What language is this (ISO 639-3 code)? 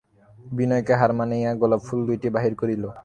ben